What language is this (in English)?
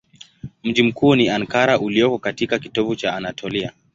Swahili